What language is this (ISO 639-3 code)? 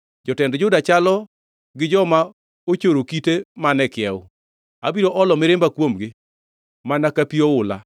luo